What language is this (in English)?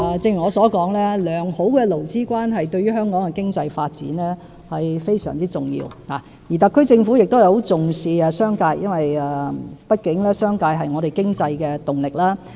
Cantonese